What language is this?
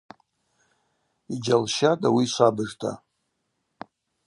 Abaza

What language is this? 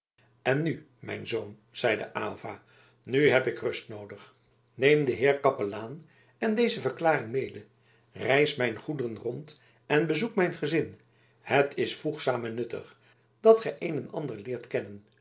Dutch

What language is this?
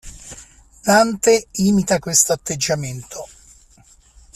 Italian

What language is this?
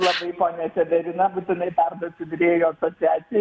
Lithuanian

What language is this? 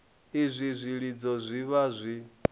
Venda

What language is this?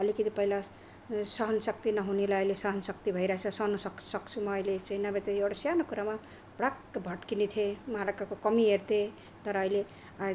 Nepali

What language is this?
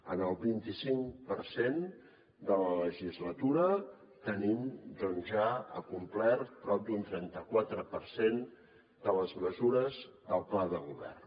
Catalan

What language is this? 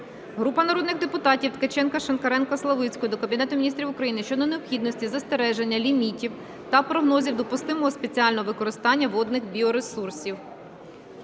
Ukrainian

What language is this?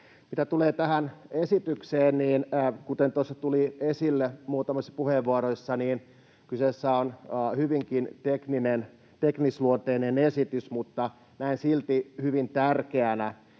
Finnish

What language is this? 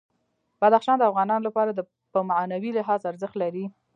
Pashto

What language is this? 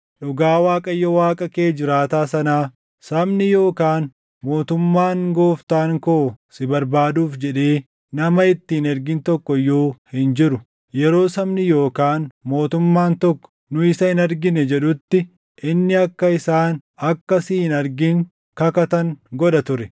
Oromo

